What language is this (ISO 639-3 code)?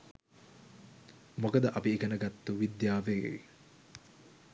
sin